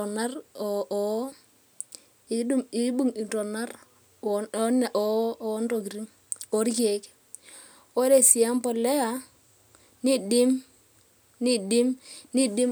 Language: Masai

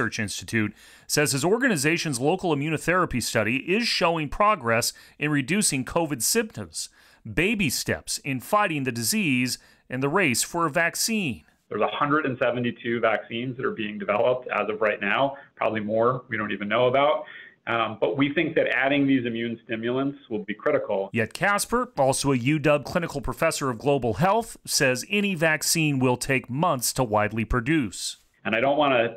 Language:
English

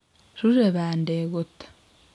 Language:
Kalenjin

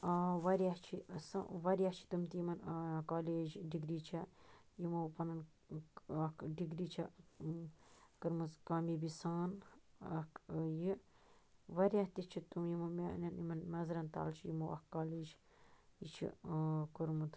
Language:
Kashmiri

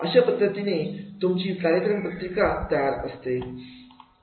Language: Marathi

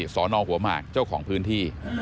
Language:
Thai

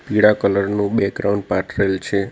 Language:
Gujarati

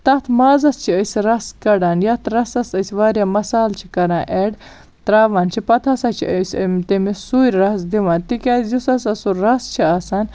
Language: Kashmiri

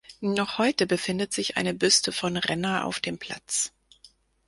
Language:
German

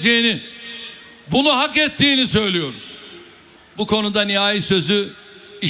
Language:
Turkish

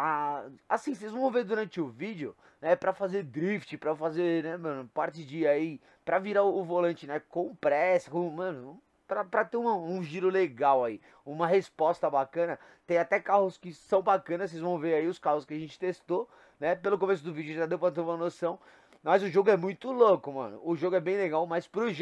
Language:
Portuguese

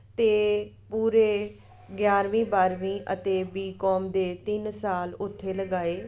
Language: Punjabi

